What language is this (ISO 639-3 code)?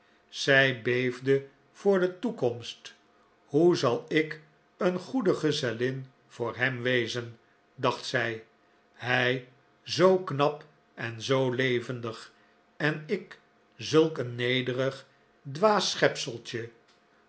nld